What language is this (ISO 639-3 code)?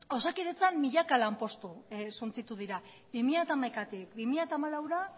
eus